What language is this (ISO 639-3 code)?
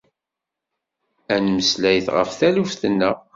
kab